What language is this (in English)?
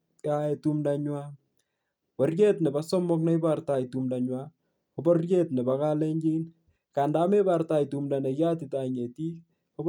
Kalenjin